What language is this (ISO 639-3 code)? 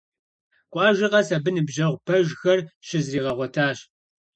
kbd